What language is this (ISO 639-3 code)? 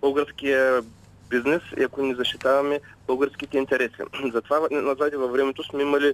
bul